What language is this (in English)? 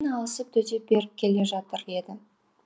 Kazakh